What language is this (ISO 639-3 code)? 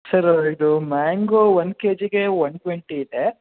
kan